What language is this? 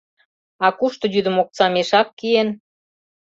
Mari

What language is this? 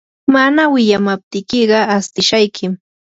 Yanahuanca Pasco Quechua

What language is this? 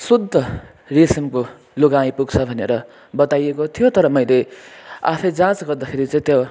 Nepali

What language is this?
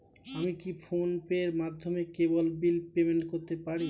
Bangla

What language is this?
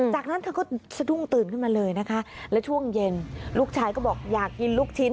Thai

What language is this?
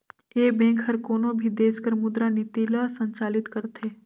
Chhattisgarhi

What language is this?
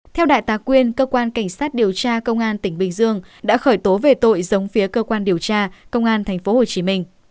Vietnamese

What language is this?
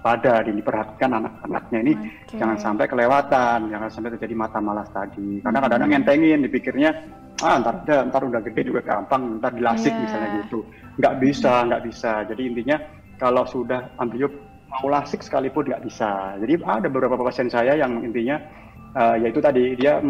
Indonesian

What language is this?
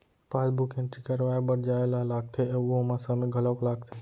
Chhattisgarhi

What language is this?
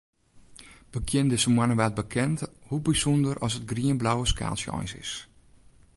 Western Frisian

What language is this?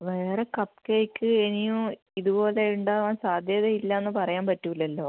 Malayalam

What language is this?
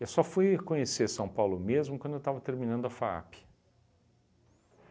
Portuguese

